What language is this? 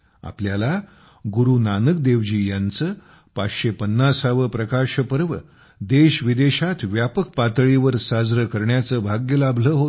Marathi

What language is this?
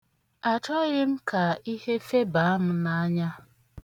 Igbo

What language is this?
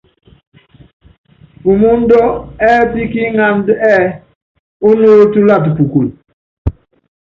Yangben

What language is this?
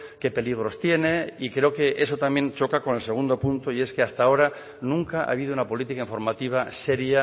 Spanish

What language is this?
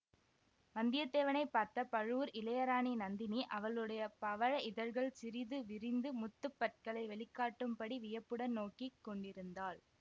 Tamil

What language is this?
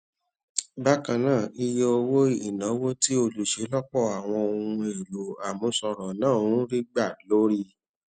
Yoruba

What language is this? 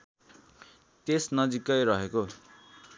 Nepali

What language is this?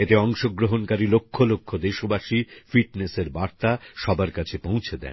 Bangla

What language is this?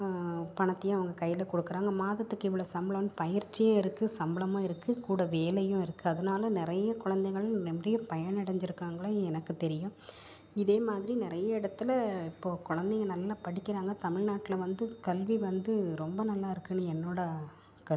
Tamil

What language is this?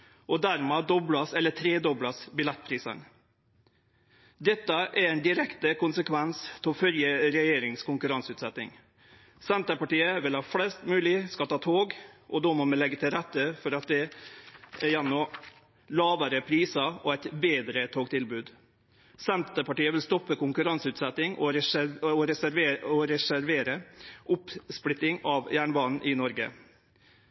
Norwegian Nynorsk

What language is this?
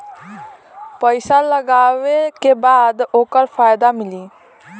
Bhojpuri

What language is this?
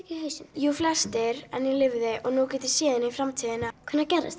Icelandic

